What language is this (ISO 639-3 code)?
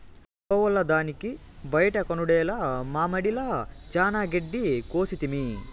tel